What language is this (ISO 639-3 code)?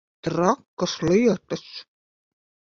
lav